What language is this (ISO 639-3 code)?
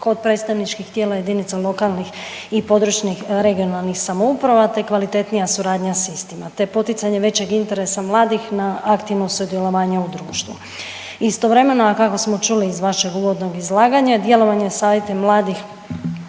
hrv